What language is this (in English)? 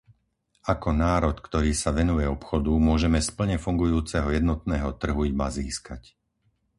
Slovak